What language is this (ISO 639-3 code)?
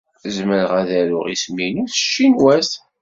kab